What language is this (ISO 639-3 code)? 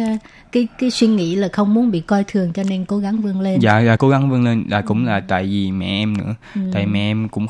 vie